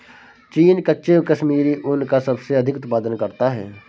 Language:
Hindi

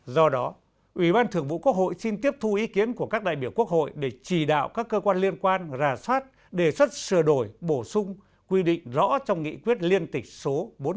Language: Vietnamese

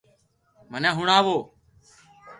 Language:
Loarki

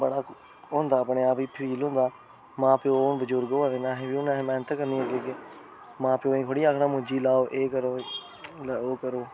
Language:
Dogri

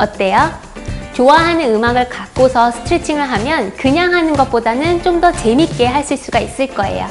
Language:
Korean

